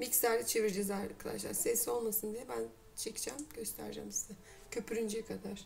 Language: Turkish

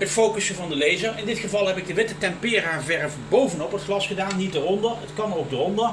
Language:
Dutch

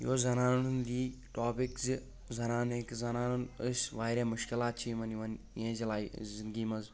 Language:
Kashmiri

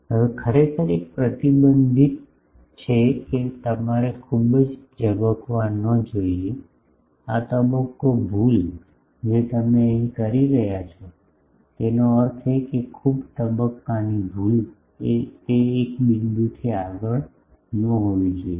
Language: Gujarati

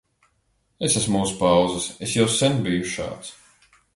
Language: Latvian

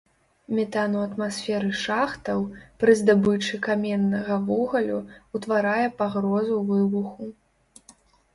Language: Belarusian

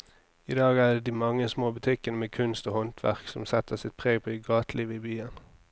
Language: Norwegian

